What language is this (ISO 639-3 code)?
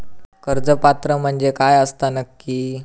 mar